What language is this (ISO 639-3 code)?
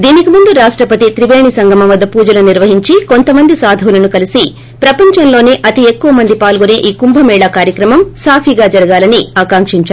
tel